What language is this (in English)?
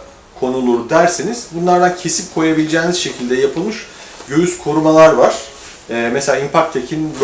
Turkish